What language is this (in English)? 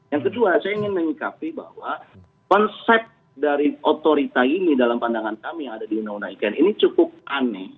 Indonesian